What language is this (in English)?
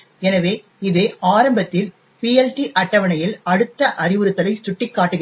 Tamil